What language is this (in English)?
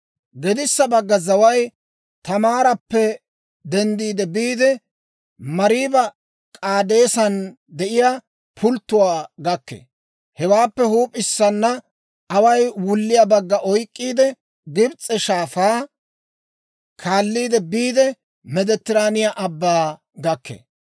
Dawro